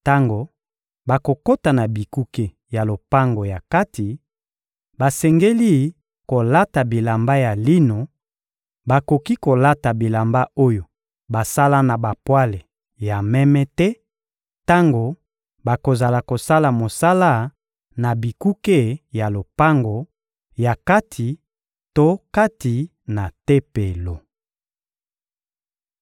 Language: Lingala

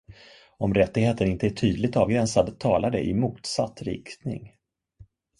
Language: Swedish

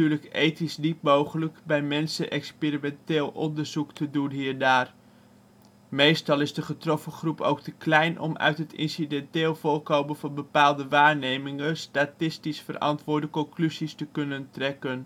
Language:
Dutch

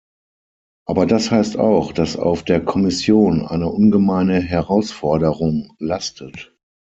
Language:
German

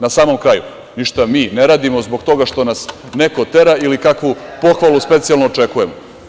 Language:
Serbian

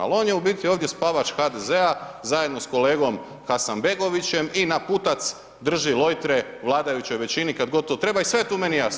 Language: Croatian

